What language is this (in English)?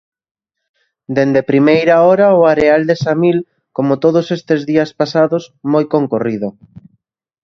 Galician